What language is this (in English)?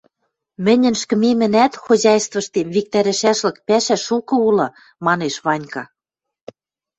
Western Mari